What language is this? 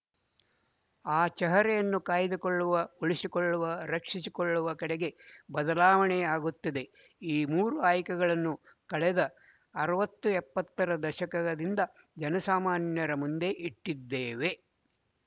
Kannada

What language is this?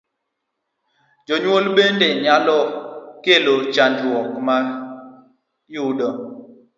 Luo (Kenya and Tanzania)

